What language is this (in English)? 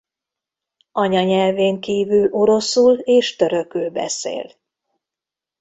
Hungarian